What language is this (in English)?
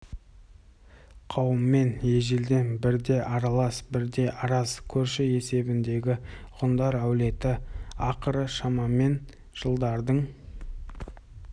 Kazakh